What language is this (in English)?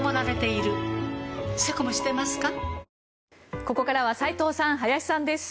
Japanese